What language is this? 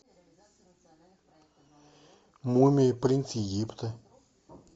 Russian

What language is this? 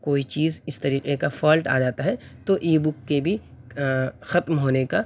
Urdu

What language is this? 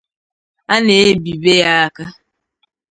Igbo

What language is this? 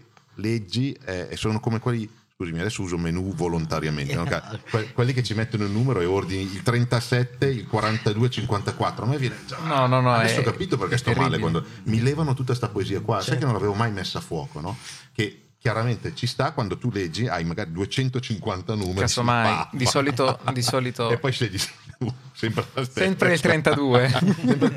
Italian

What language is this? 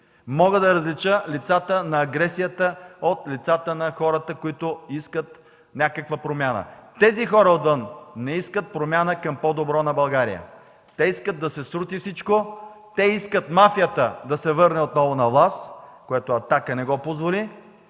Bulgarian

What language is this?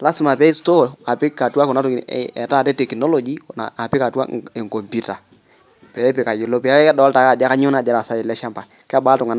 Masai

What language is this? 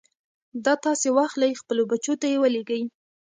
Pashto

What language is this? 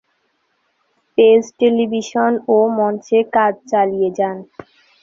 Bangla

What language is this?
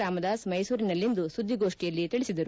Kannada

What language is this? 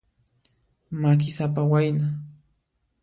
Puno Quechua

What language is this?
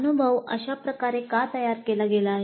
Marathi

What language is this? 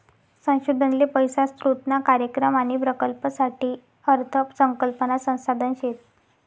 Marathi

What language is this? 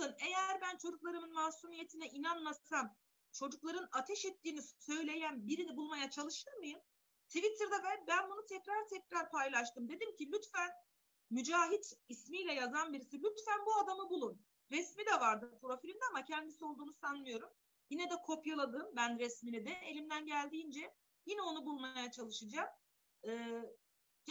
Turkish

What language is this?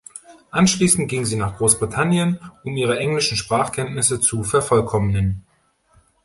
German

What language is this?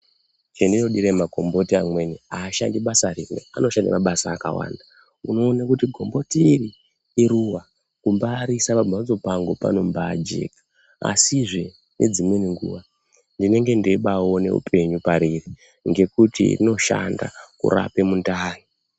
Ndau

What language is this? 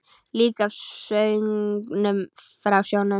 Icelandic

